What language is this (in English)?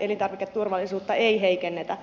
Finnish